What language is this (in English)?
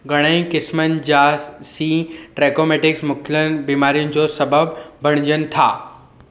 Sindhi